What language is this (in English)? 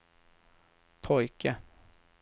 Swedish